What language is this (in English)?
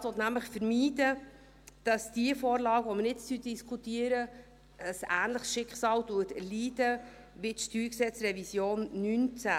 Swiss German